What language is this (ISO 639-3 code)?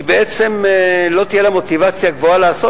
heb